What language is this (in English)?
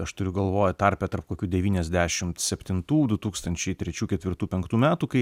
Lithuanian